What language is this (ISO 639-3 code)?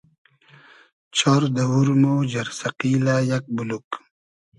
haz